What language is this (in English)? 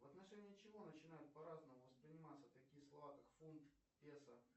Russian